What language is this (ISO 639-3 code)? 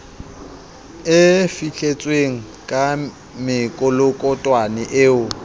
sot